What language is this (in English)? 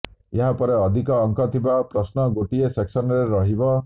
Odia